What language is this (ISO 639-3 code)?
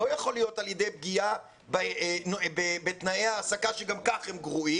heb